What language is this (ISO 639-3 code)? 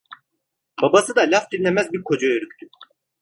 tur